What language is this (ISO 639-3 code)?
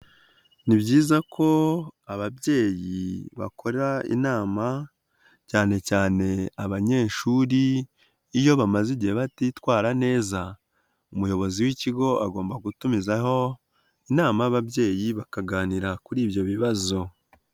kin